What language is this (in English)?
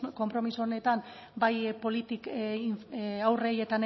Basque